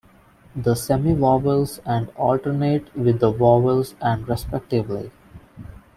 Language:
English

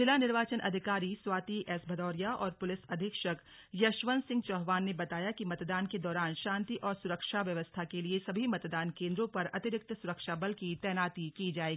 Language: Hindi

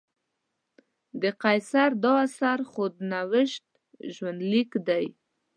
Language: Pashto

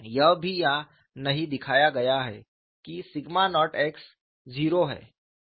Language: Hindi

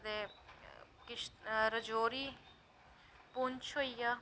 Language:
Dogri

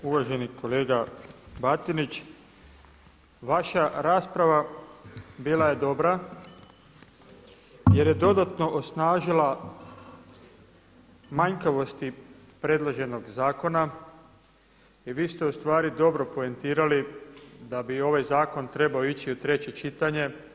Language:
Croatian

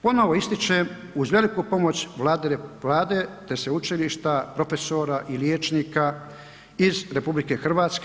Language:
Croatian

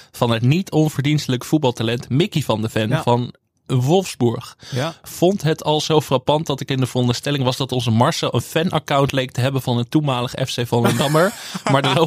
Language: Dutch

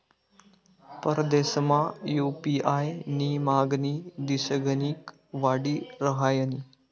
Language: Marathi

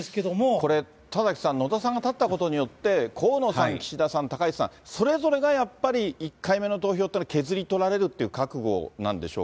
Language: Japanese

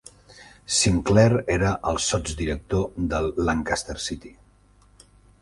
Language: Catalan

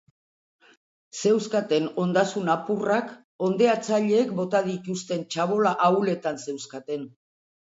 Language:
Basque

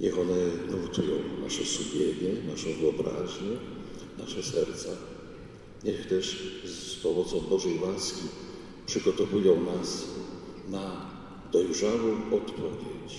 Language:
Polish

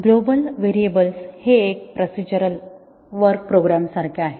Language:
Marathi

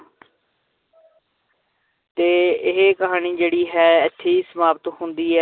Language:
Punjabi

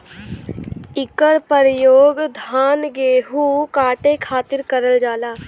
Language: Bhojpuri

